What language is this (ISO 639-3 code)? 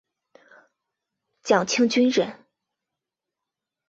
zho